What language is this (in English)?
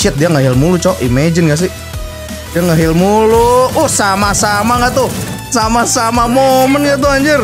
Indonesian